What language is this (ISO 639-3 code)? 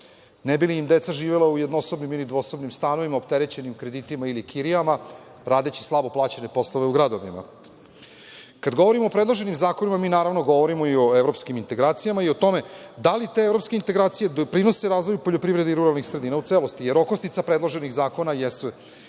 srp